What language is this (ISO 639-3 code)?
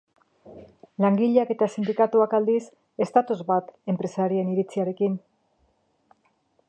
eus